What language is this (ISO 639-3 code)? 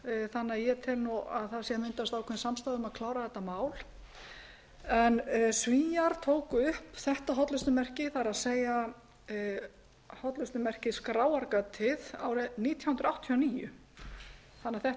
isl